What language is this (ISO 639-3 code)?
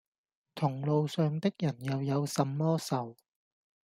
yue